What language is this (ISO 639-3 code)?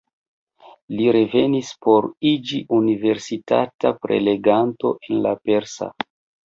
epo